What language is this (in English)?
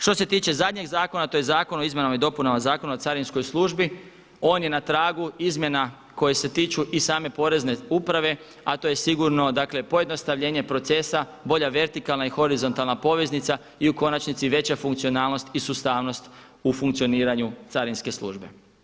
Croatian